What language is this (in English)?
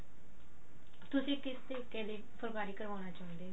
Punjabi